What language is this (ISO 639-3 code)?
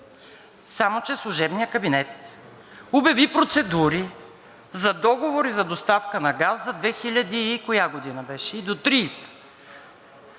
bul